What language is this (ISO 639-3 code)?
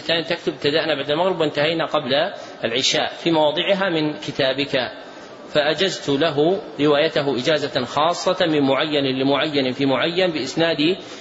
ara